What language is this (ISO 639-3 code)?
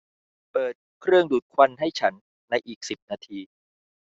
tha